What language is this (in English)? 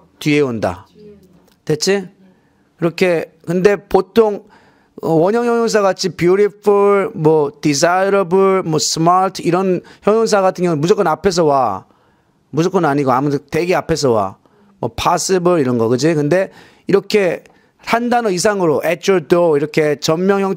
Korean